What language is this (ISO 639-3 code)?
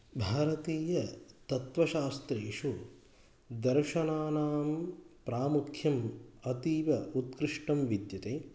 san